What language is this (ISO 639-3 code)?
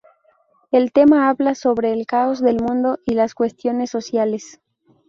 spa